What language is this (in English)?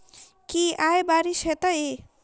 Maithili